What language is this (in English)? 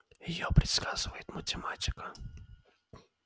Russian